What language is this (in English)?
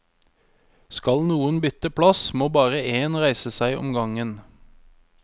Norwegian